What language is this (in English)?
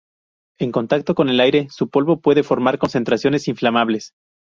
Spanish